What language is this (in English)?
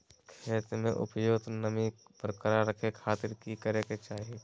Magahi